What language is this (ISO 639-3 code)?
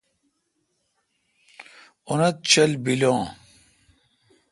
xka